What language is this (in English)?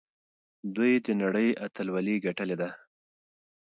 Pashto